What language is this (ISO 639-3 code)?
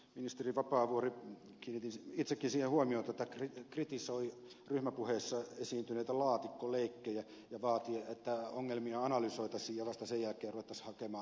fin